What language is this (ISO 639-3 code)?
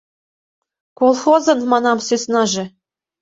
chm